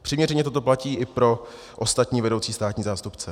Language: Czech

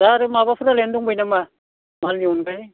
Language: Bodo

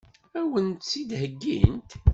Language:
Kabyle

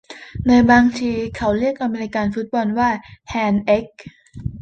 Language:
Thai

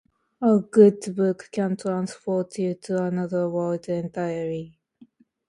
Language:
Japanese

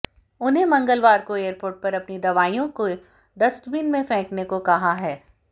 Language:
Hindi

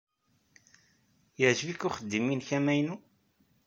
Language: Kabyle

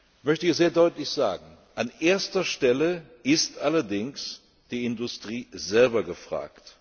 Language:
German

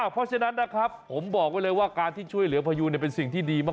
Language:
Thai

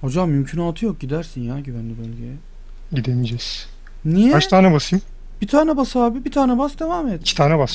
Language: Turkish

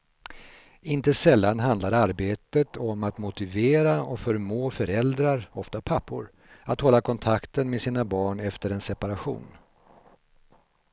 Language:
Swedish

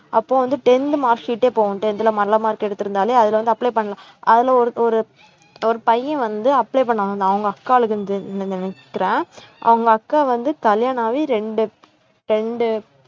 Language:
Tamil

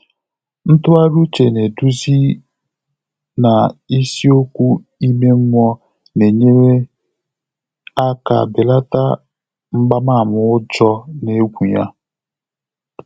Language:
Igbo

